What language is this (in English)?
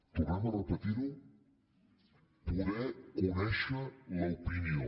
Catalan